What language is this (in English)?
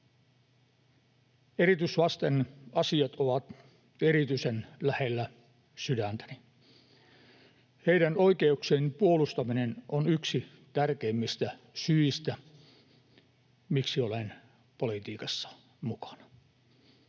Finnish